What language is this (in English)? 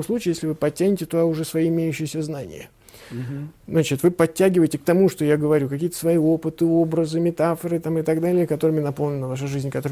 Russian